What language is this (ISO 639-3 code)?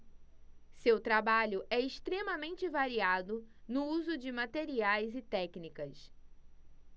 por